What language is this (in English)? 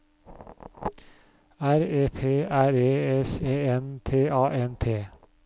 Norwegian